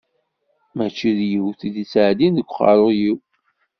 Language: Kabyle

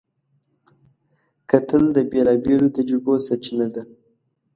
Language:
Pashto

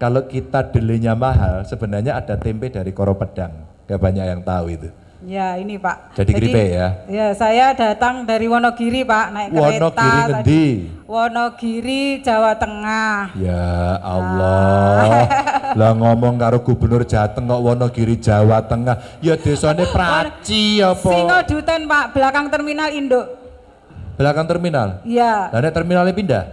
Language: Indonesian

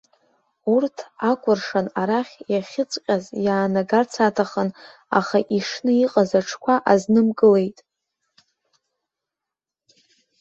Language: Abkhazian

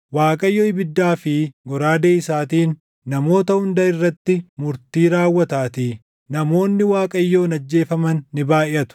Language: Oromo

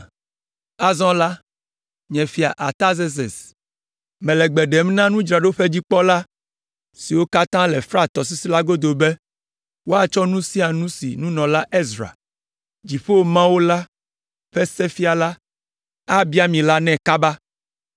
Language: Ewe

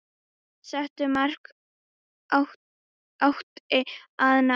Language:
Icelandic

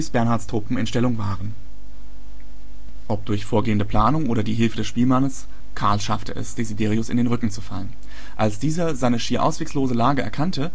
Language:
German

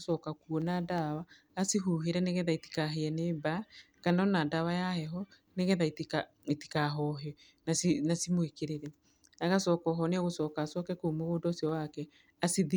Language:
Kikuyu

